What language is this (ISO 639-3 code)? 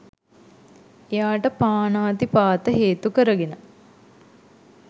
sin